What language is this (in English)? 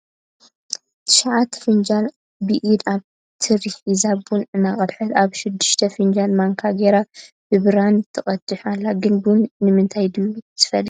Tigrinya